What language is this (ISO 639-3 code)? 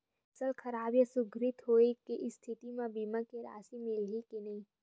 hne